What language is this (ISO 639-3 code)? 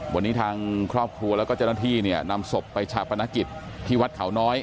tha